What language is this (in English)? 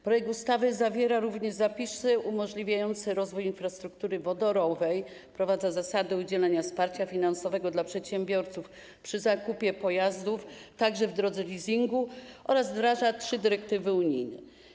Polish